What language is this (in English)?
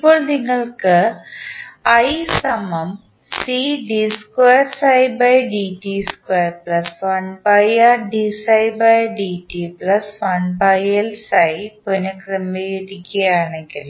Malayalam